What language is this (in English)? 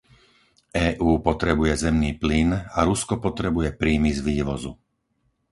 Slovak